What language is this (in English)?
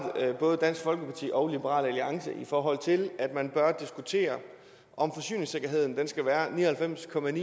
Danish